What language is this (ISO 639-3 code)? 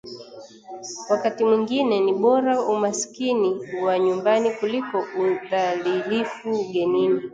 swa